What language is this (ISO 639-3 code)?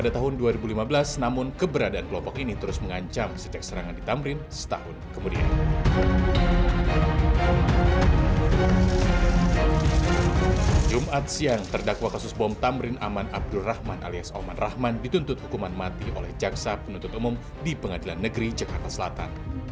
ind